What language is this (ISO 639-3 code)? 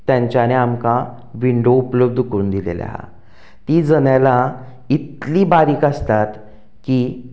kok